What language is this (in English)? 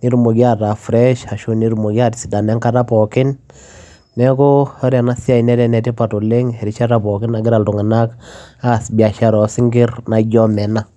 Masai